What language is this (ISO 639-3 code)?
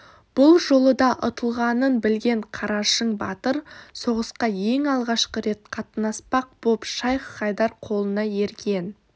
kaz